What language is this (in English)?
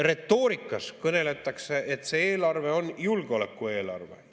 Estonian